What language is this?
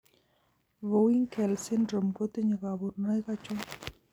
Kalenjin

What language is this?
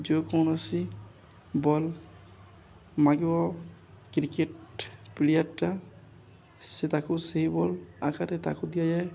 Odia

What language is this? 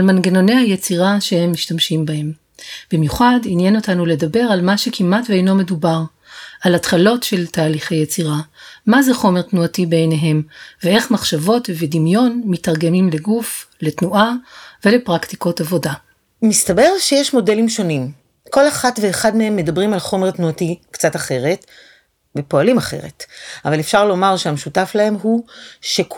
Hebrew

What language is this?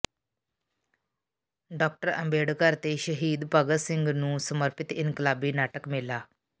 Punjabi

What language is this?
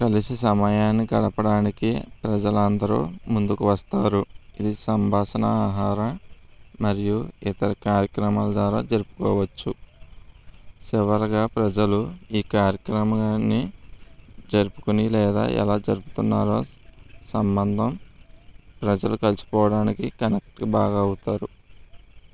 Telugu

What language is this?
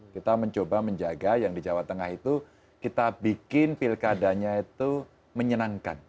Indonesian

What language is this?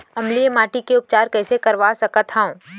Chhattisgarhi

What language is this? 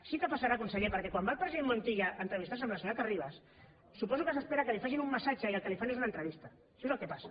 Catalan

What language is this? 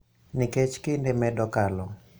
Luo (Kenya and Tanzania)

